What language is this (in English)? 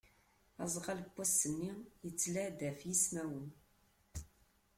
Kabyle